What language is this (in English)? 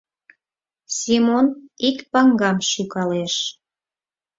Mari